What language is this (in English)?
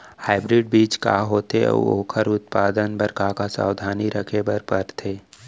Chhattisgarhi